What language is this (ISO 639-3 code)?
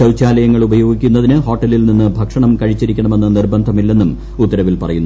mal